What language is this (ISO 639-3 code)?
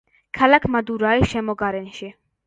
kat